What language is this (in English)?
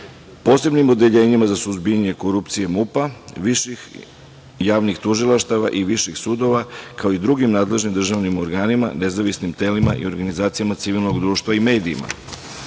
Serbian